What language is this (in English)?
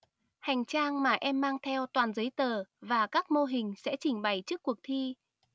Vietnamese